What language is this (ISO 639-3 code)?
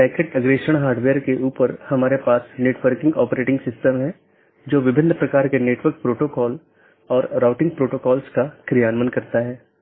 hin